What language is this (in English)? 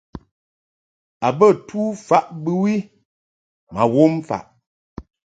Mungaka